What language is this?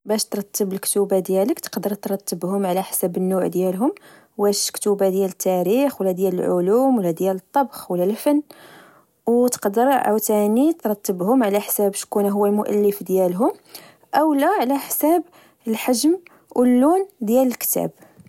Moroccan Arabic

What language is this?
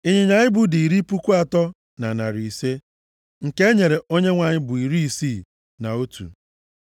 Igbo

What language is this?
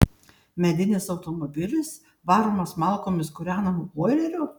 Lithuanian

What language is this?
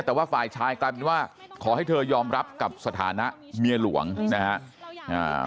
Thai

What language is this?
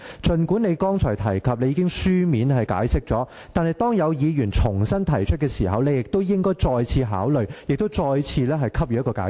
Cantonese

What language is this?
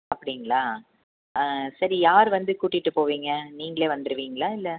Tamil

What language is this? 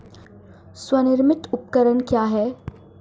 Hindi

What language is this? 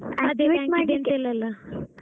Kannada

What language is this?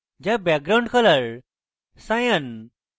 Bangla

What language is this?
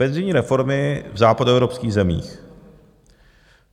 Czech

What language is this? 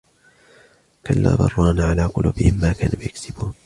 Arabic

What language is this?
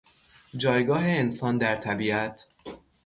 Persian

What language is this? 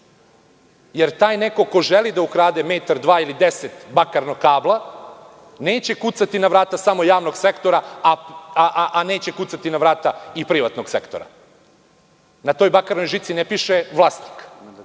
Serbian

